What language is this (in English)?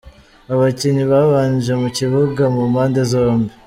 Kinyarwanda